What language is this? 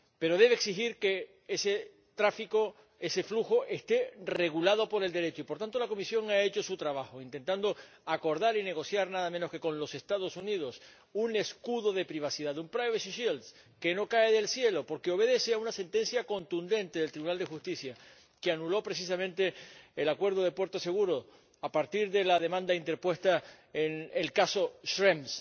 Spanish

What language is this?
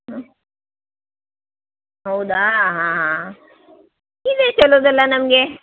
Kannada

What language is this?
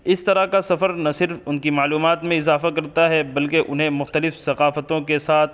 Urdu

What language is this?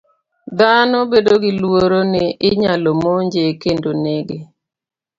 Luo (Kenya and Tanzania)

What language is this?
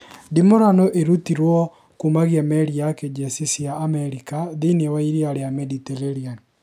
Kikuyu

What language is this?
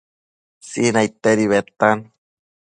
Matsés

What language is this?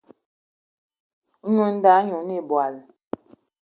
Eton (Cameroon)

